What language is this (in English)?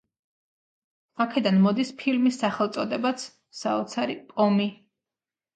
Georgian